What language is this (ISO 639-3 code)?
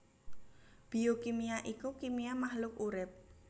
jav